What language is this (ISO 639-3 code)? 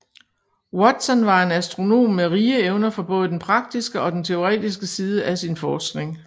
dan